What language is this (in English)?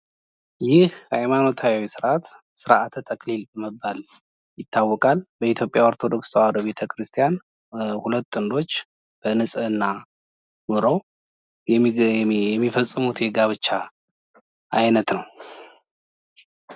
Amharic